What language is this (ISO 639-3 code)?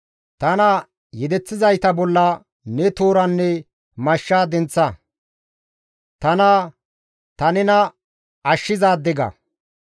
gmv